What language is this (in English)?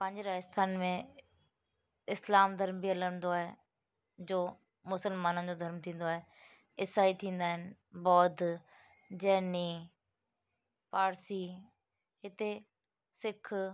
Sindhi